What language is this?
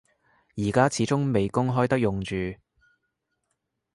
Cantonese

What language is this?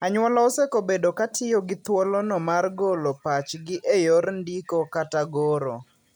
Luo (Kenya and Tanzania)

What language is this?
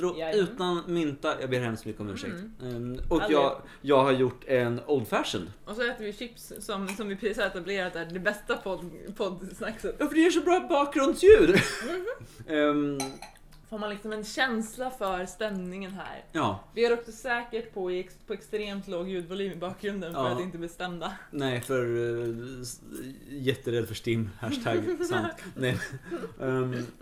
Swedish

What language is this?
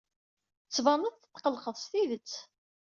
Kabyle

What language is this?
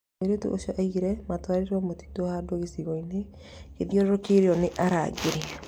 Kikuyu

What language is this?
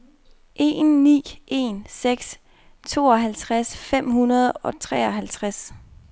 Danish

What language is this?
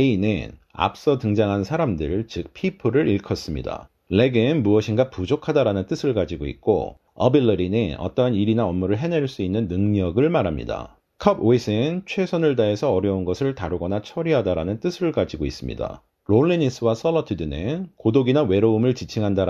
Korean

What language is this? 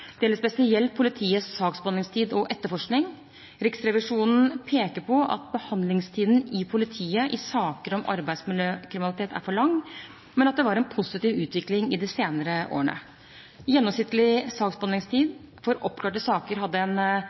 Norwegian Bokmål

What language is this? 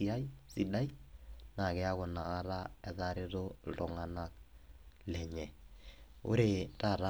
Masai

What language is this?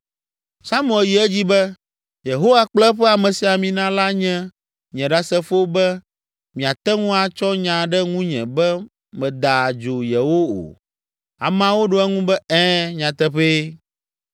Ewe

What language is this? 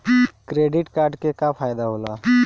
Bhojpuri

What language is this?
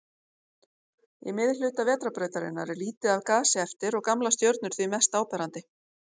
Icelandic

